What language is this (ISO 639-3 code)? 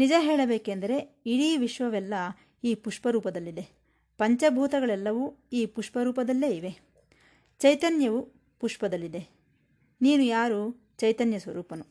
kan